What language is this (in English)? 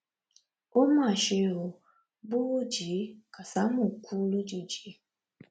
Yoruba